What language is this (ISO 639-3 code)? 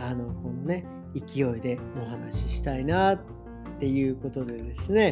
jpn